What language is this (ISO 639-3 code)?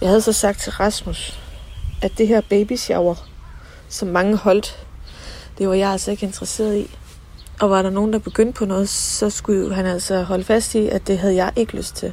dan